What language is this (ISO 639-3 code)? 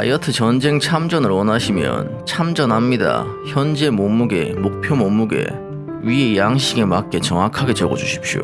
kor